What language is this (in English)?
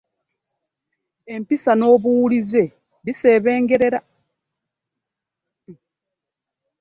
Ganda